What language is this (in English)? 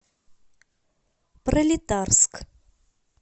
Russian